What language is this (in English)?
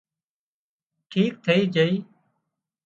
Wadiyara Koli